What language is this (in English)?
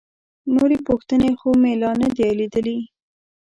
Pashto